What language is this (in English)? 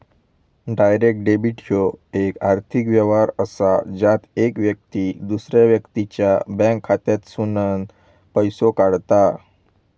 Marathi